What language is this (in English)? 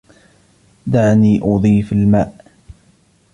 Arabic